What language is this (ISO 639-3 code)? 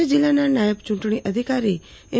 guj